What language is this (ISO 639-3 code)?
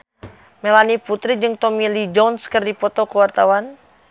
sun